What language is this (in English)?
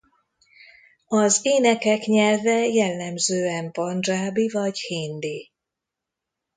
Hungarian